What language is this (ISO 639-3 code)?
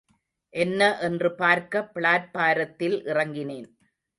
tam